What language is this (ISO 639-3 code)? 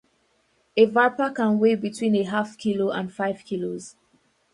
eng